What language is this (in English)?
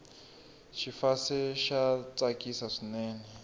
Tsonga